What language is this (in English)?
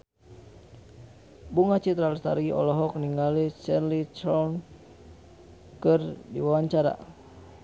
Sundanese